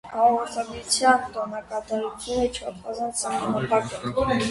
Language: Armenian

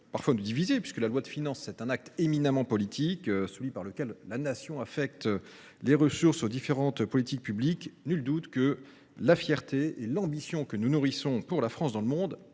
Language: French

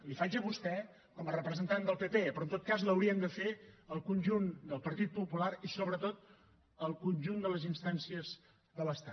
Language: Catalan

